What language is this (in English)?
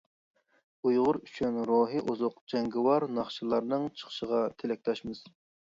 Uyghur